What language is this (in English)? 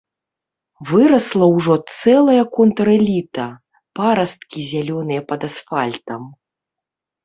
Belarusian